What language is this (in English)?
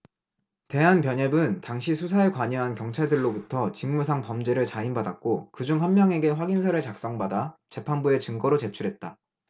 Korean